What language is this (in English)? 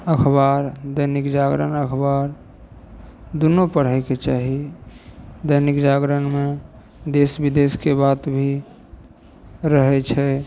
Maithili